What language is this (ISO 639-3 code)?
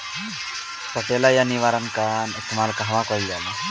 bho